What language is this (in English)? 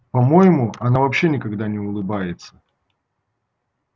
Russian